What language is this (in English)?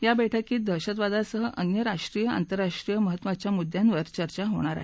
Marathi